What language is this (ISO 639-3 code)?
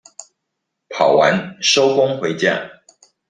zho